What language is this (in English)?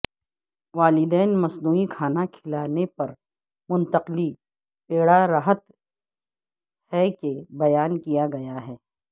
Urdu